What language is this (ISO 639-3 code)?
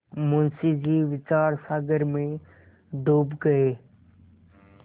hin